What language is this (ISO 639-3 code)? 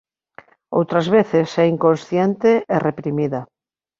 glg